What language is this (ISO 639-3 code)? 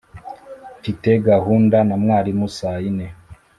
kin